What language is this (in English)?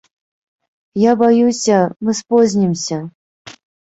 Belarusian